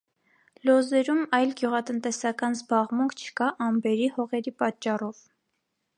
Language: Armenian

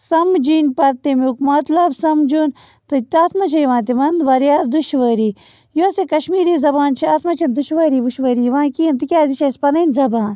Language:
Kashmiri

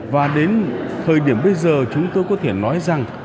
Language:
Vietnamese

